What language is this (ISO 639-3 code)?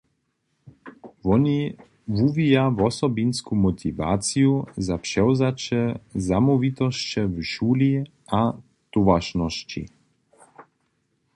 hsb